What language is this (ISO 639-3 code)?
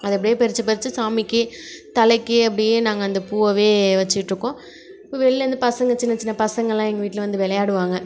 tam